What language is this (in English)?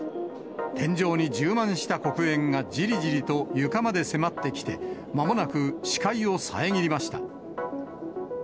Japanese